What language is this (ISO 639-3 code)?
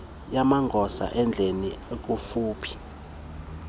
xho